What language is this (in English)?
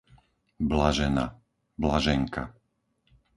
Slovak